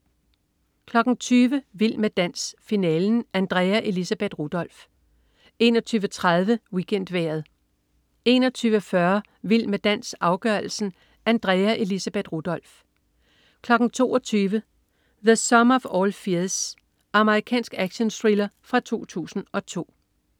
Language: Danish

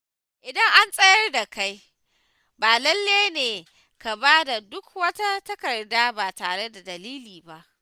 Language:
Hausa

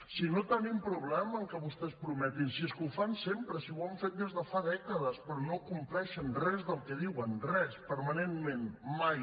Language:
Catalan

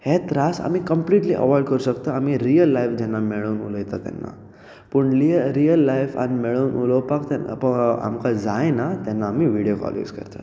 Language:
Konkani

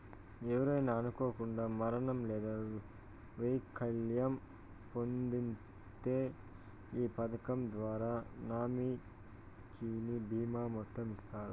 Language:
Telugu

